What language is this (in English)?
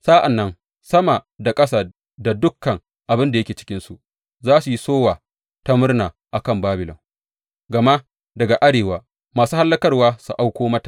Hausa